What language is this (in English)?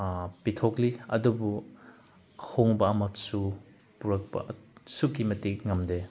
Manipuri